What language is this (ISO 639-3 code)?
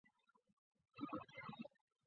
zho